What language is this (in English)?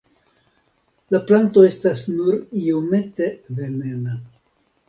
Esperanto